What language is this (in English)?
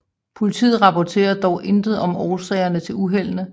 Danish